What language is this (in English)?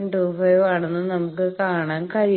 Malayalam